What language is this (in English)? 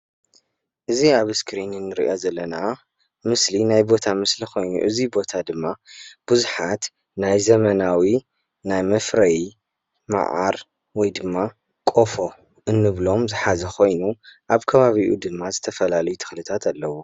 Tigrinya